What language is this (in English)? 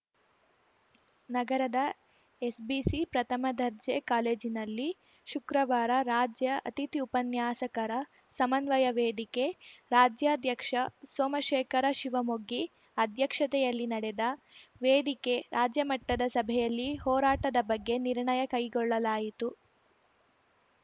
Kannada